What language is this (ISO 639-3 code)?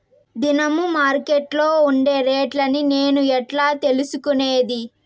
tel